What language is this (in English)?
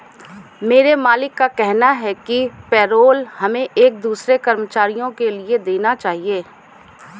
Hindi